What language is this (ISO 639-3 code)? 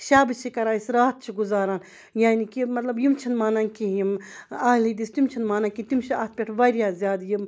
kas